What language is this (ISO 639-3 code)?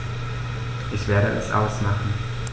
deu